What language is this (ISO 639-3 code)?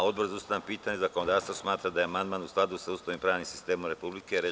srp